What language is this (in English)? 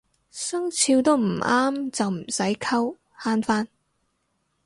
Cantonese